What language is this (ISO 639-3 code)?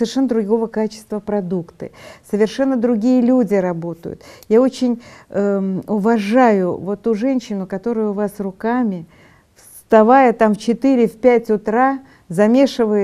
rus